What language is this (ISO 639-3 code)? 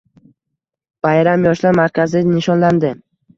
uzb